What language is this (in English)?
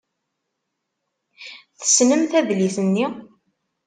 Kabyle